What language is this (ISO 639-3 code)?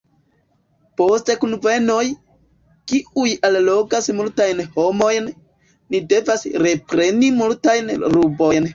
epo